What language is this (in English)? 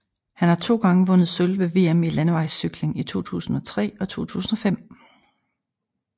Danish